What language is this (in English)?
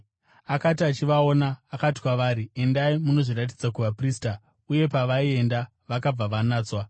Shona